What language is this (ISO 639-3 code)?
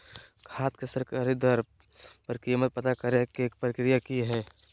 mag